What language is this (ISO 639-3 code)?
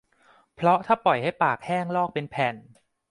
tha